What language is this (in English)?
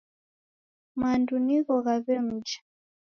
Taita